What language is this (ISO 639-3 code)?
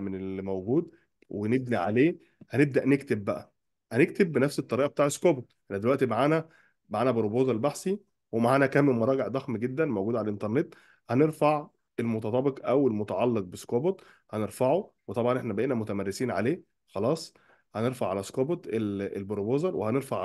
ara